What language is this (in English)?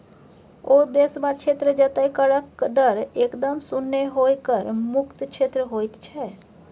Maithili